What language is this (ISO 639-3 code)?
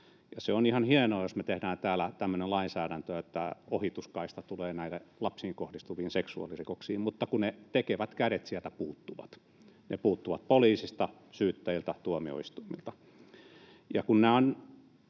fin